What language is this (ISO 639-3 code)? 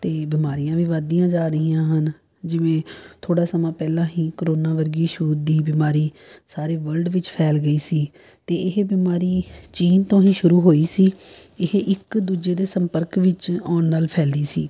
pan